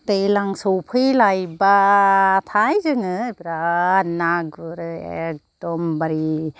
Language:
Bodo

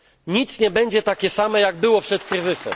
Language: Polish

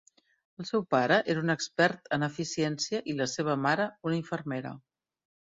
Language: Catalan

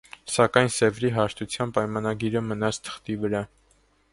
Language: Armenian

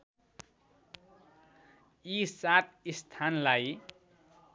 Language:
Nepali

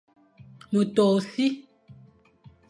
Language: Fang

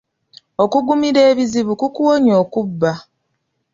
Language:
Ganda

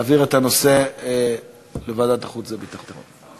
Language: Hebrew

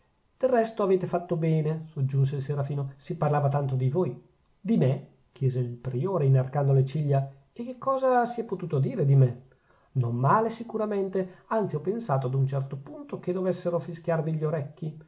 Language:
Italian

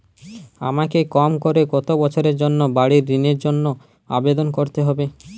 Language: Bangla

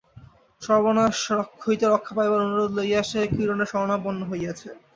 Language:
Bangla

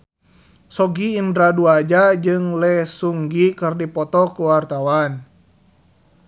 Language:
Sundanese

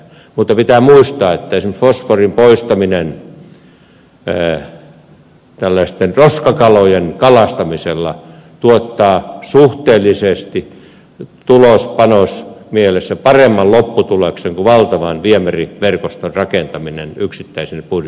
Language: Finnish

